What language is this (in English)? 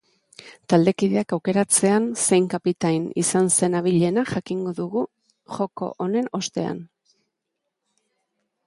Basque